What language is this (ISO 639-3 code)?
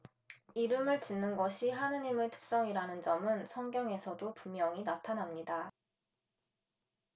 kor